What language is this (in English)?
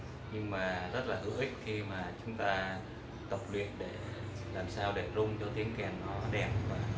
Vietnamese